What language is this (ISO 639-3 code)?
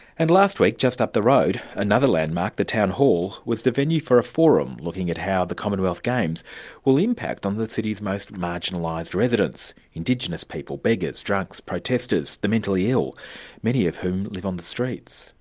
eng